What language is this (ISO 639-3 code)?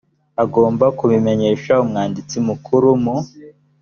kin